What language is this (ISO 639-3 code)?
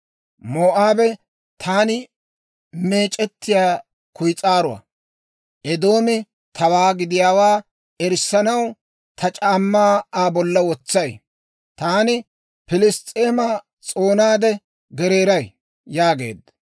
dwr